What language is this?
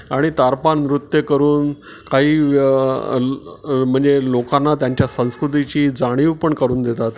Marathi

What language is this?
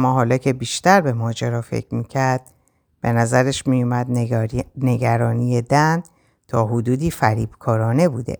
Persian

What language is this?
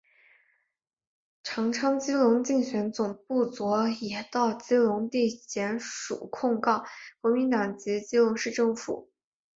Chinese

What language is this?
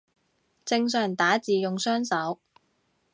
Cantonese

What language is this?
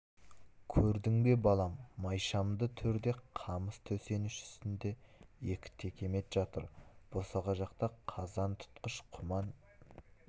Kazakh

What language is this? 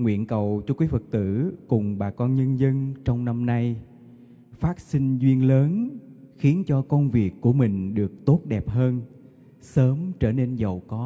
Vietnamese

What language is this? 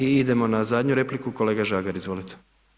Croatian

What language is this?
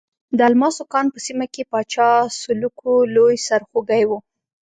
Pashto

